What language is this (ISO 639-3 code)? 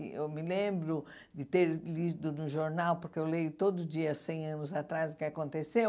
por